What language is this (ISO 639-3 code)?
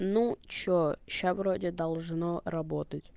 rus